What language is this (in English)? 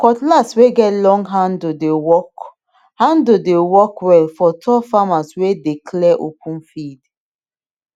Nigerian Pidgin